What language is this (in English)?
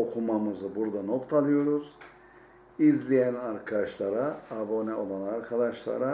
Turkish